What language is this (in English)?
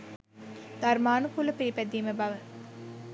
Sinhala